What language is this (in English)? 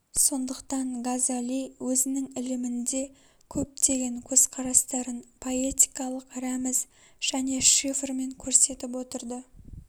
Kazakh